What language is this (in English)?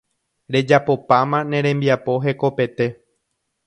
Guarani